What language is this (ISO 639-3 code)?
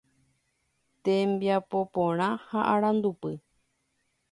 grn